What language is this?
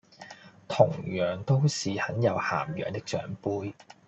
Cantonese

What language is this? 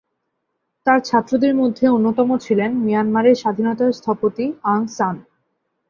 Bangla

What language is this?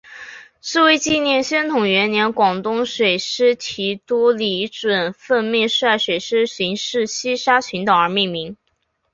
Chinese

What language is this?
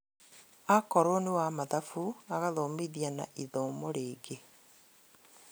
Kikuyu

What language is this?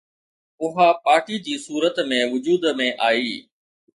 Sindhi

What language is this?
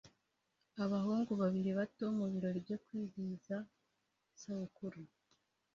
Kinyarwanda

